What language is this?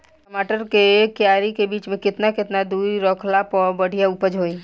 Bhojpuri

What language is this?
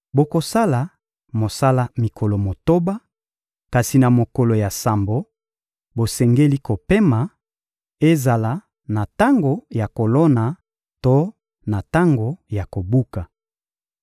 Lingala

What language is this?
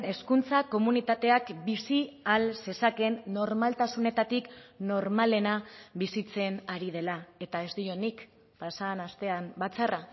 Basque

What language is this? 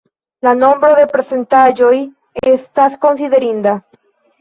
Esperanto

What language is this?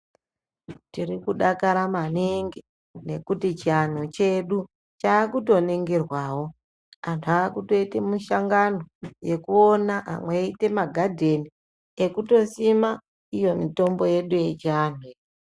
Ndau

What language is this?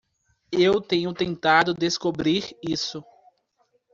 Portuguese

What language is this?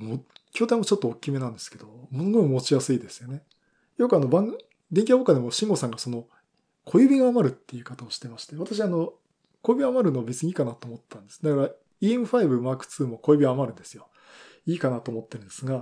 Japanese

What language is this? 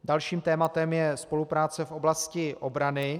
Czech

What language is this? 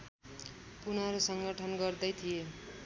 Nepali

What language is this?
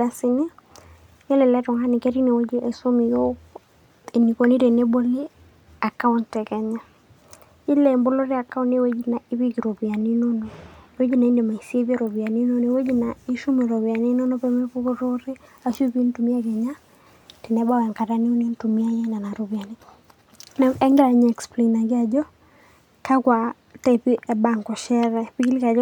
Masai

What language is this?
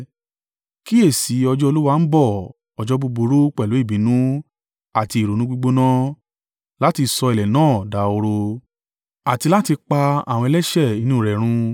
Yoruba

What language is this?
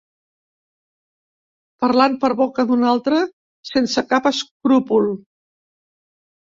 Catalan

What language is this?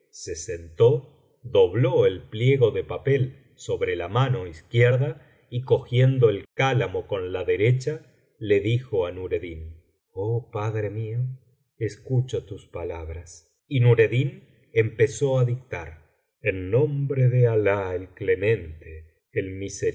Spanish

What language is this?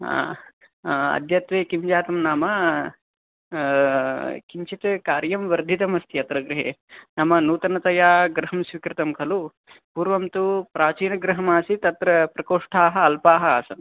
Sanskrit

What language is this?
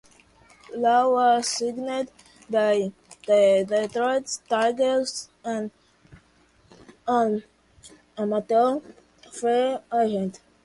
English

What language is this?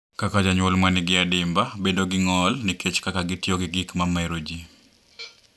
Luo (Kenya and Tanzania)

